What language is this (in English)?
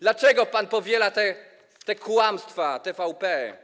Polish